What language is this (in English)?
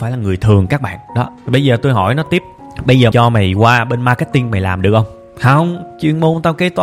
Vietnamese